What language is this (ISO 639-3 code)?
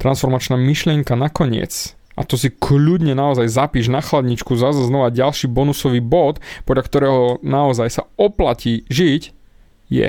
slk